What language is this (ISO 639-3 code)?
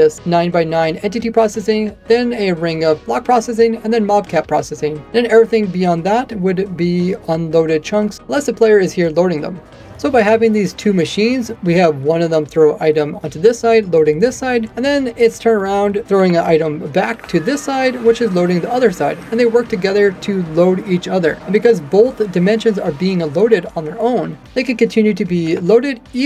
eng